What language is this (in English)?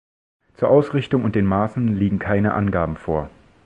German